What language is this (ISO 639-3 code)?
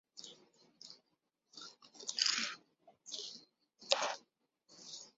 urd